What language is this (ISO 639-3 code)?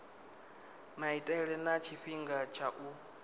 ven